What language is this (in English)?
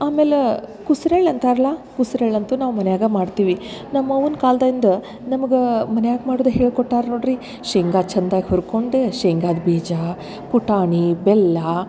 Kannada